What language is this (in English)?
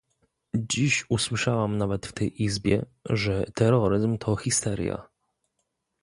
Polish